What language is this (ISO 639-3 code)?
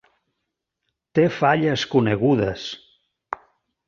cat